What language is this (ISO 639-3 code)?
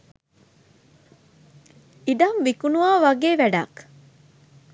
sin